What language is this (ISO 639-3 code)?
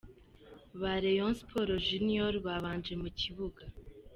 kin